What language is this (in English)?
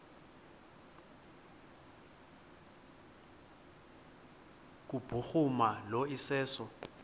Xhosa